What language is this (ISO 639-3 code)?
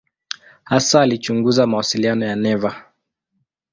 swa